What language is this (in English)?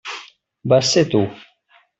Catalan